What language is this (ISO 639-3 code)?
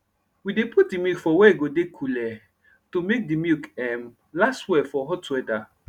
pcm